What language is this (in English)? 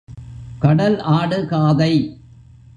Tamil